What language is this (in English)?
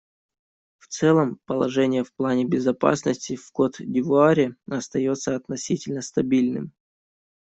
Russian